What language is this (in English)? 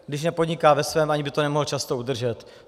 Czech